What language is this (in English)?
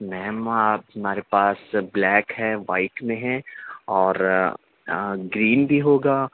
Urdu